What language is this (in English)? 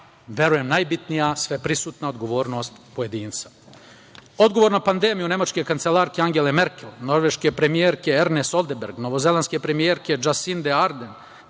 Serbian